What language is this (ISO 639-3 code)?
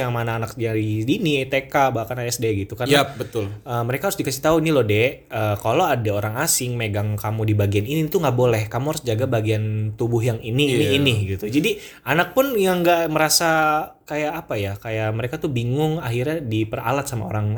ind